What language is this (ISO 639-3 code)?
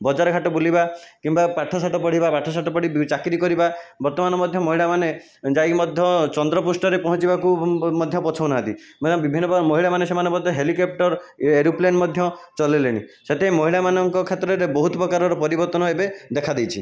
ori